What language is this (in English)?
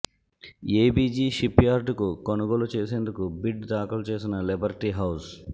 Telugu